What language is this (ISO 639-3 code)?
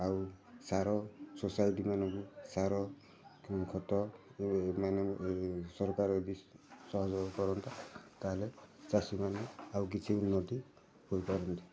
ori